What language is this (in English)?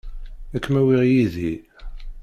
Kabyle